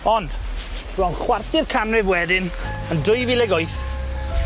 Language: Welsh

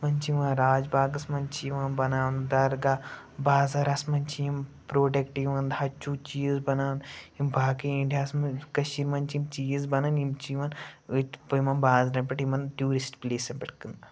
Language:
Kashmiri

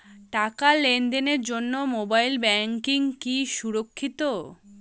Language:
Bangla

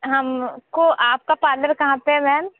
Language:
Hindi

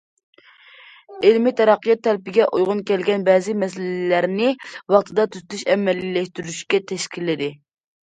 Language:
Uyghur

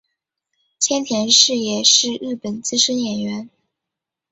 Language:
Chinese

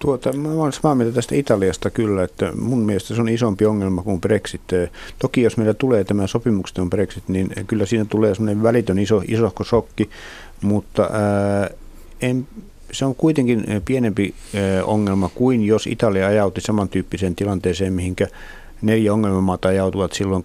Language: Finnish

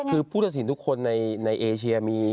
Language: Thai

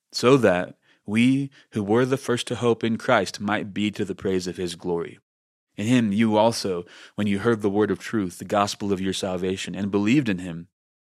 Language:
English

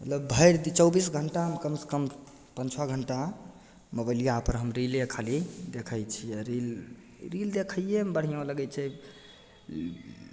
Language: Maithili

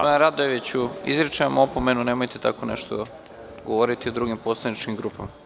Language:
Serbian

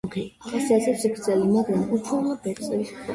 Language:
Georgian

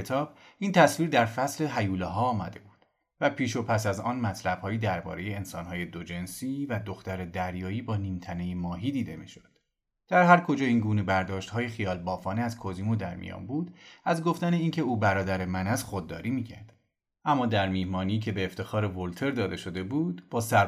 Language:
Persian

